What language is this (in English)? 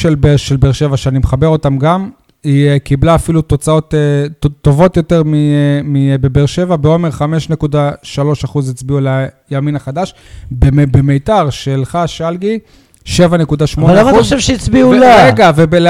Hebrew